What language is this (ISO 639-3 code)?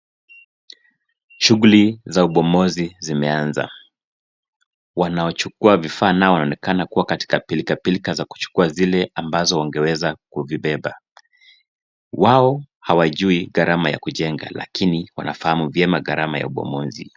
swa